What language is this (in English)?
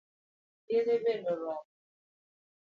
Luo (Kenya and Tanzania)